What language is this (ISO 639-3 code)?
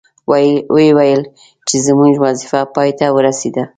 pus